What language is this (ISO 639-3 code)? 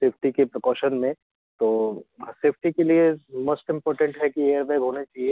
hin